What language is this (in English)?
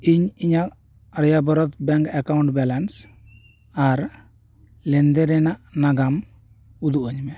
Santali